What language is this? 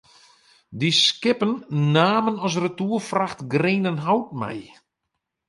Western Frisian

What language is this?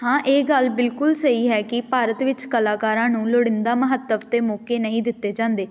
Punjabi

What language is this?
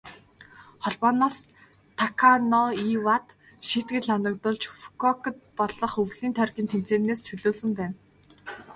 Mongolian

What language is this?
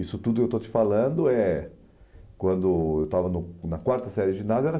Portuguese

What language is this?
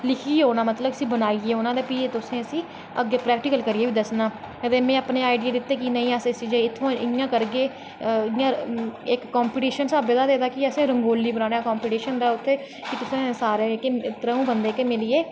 Dogri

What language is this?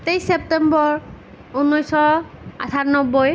Assamese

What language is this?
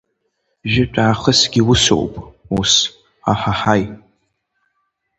Abkhazian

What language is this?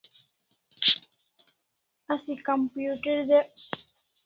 Kalasha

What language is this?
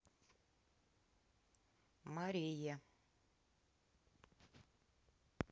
Russian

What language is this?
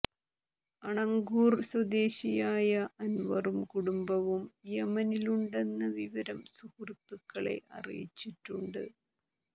Malayalam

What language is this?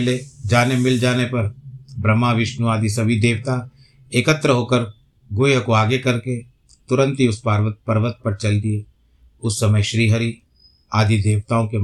Hindi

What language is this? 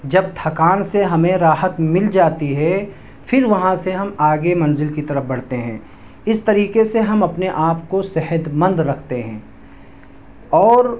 Urdu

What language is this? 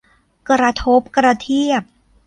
Thai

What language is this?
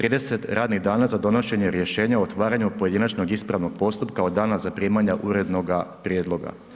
Croatian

